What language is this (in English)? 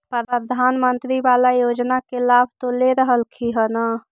Magahi